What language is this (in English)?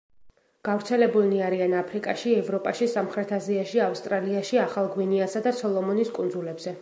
Georgian